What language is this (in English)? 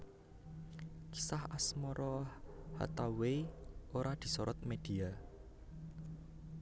Javanese